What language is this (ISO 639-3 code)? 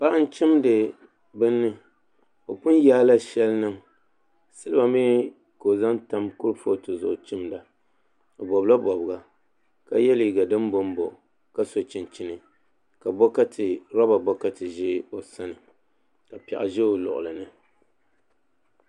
dag